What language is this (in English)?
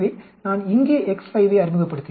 Tamil